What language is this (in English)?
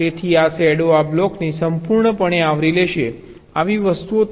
Gujarati